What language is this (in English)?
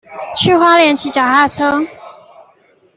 Chinese